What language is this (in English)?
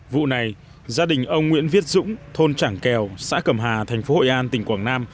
Vietnamese